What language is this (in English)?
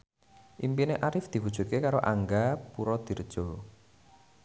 Javanese